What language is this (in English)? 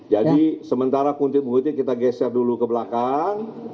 Indonesian